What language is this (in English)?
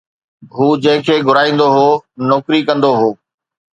Sindhi